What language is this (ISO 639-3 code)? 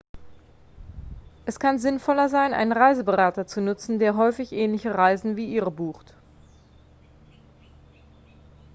deu